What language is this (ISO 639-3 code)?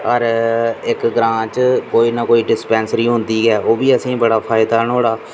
doi